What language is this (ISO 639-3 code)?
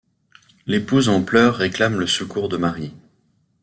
fra